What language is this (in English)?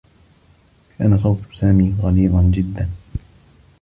Arabic